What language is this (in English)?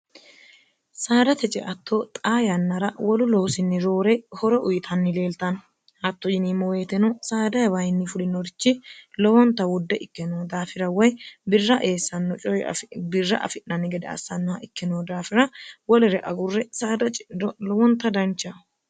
Sidamo